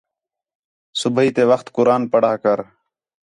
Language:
Khetrani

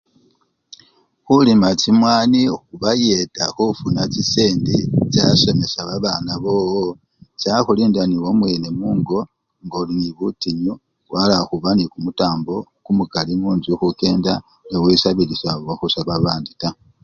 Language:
Luyia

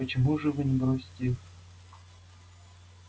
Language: Russian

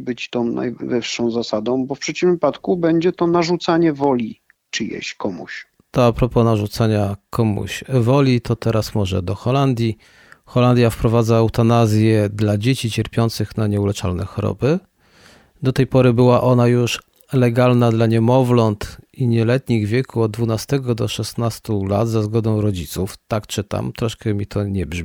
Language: Polish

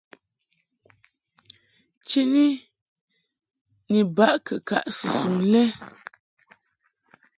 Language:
Mungaka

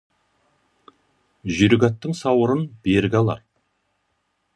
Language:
Kazakh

